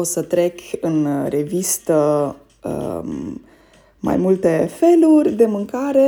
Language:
Romanian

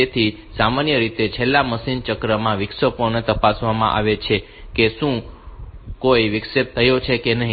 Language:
Gujarati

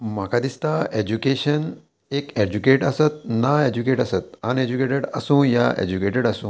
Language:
Konkani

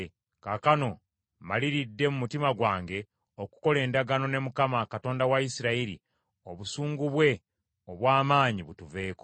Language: Ganda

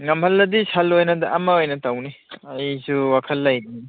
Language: Manipuri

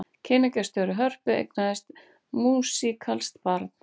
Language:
Icelandic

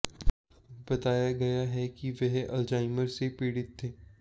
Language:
Hindi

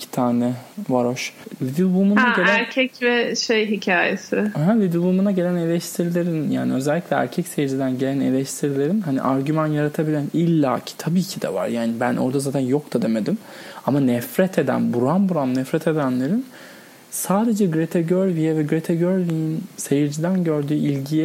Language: Turkish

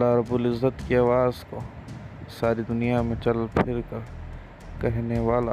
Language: Urdu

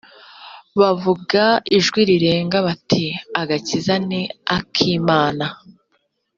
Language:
Kinyarwanda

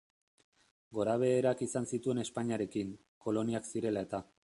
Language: Basque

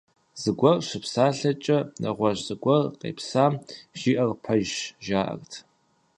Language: Kabardian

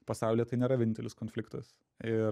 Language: Lithuanian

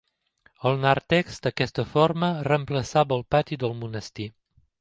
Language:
Catalan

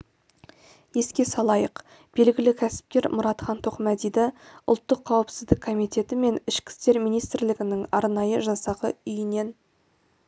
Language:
Kazakh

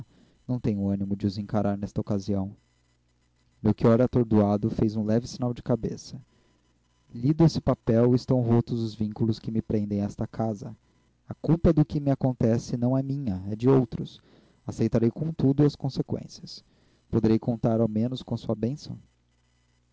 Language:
Portuguese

